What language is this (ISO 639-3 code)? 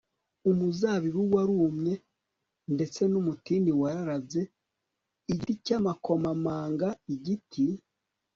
kin